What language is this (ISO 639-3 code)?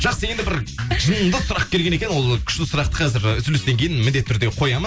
kaz